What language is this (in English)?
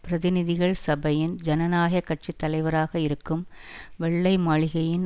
Tamil